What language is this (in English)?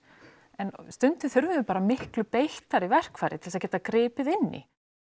Icelandic